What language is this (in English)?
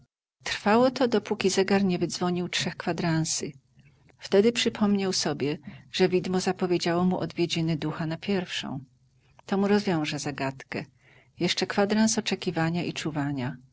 Polish